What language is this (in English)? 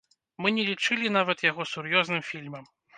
Belarusian